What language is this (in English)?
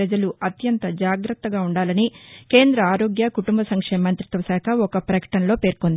Telugu